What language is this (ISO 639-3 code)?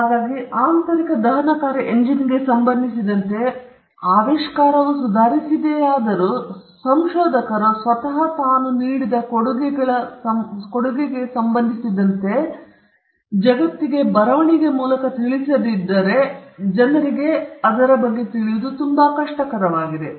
kan